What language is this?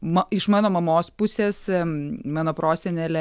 Lithuanian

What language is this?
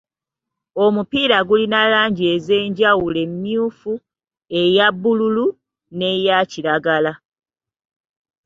Ganda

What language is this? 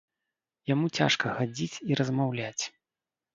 Belarusian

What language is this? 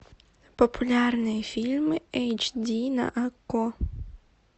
Russian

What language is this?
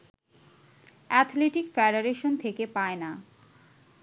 Bangla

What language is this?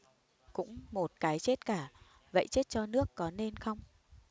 Vietnamese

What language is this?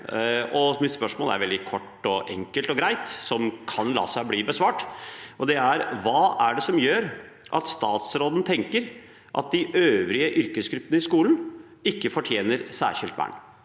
Norwegian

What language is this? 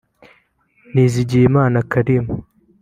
Kinyarwanda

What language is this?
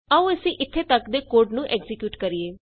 Punjabi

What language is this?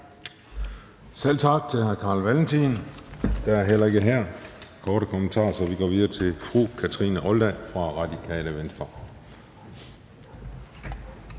Danish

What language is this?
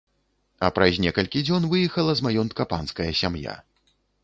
Belarusian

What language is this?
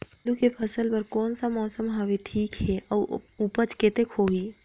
Chhattisgarhi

